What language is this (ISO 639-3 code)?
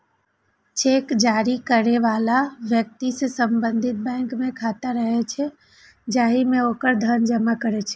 mai